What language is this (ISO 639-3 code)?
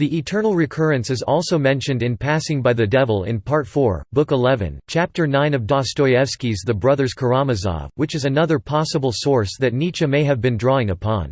eng